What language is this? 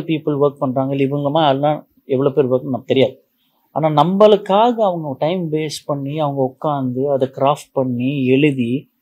Tamil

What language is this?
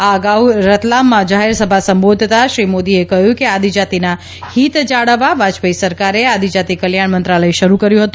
Gujarati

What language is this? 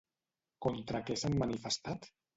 Catalan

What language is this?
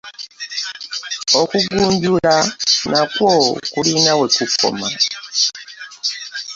Ganda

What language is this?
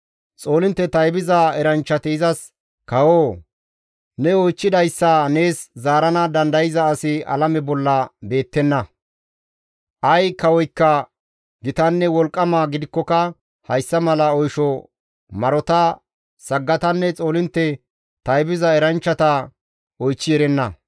Gamo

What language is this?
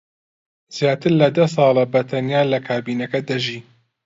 Central Kurdish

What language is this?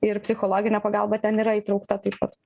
Lithuanian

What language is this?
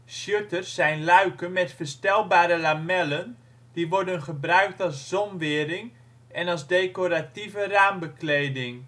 Dutch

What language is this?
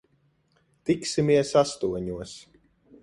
Latvian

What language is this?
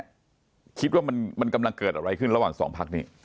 Thai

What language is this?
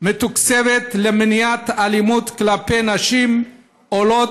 Hebrew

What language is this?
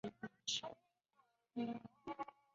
Chinese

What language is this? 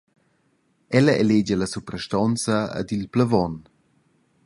Romansh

